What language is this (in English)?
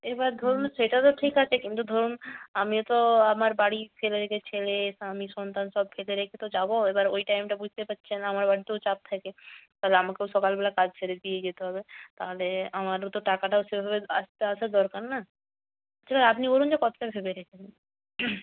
Bangla